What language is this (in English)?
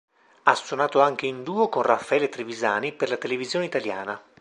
Italian